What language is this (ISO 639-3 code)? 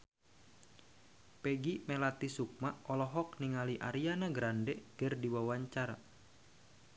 sun